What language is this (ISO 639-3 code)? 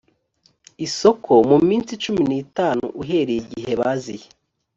kin